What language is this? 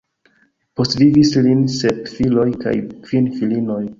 Esperanto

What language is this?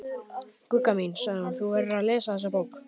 Icelandic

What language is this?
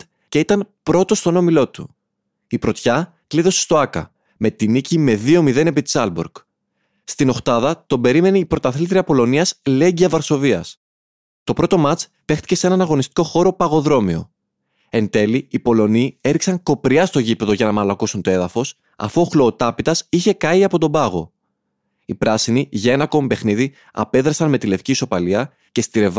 Greek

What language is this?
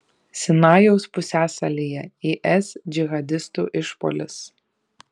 Lithuanian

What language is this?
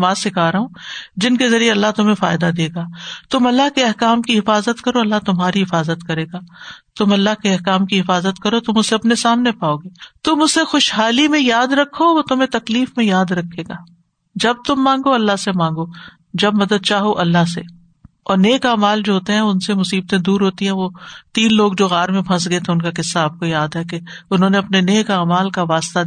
Urdu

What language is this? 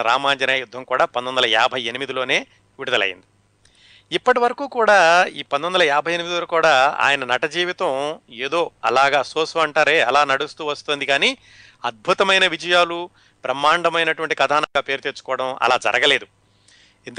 Telugu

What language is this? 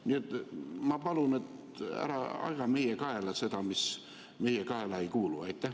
Estonian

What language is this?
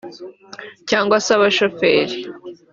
Kinyarwanda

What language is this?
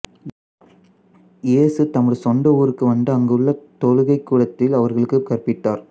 Tamil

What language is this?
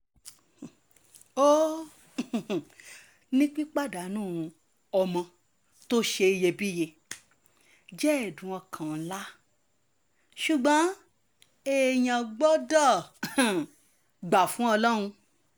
Yoruba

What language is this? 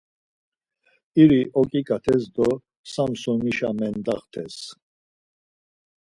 Laz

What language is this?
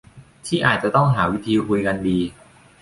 Thai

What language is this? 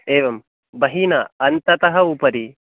Sanskrit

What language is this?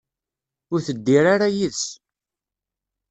Kabyle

